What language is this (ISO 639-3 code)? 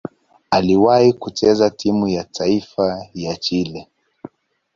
swa